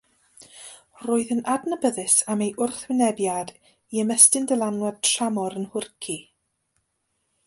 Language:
Welsh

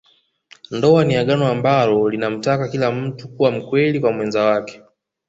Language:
Swahili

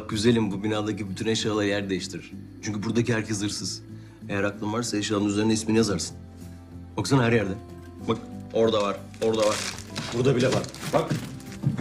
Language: Turkish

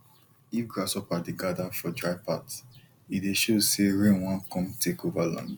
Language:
Nigerian Pidgin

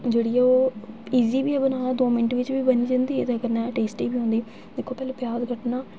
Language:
Dogri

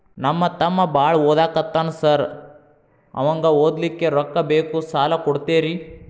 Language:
Kannada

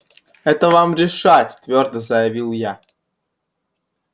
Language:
Russian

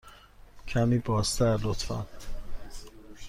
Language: Persian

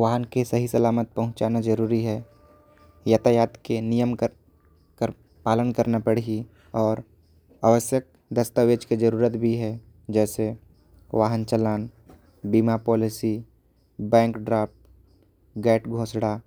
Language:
Korwa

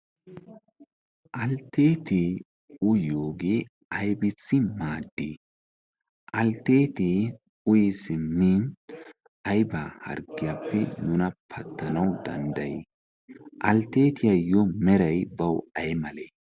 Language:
Wolaytta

